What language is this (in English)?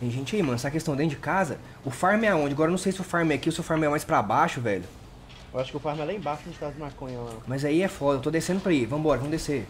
Portuguese